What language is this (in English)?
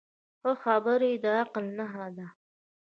Pashto